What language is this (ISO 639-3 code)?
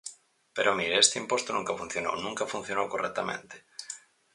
glg